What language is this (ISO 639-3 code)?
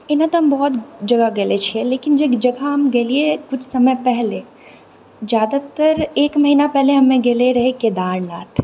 mai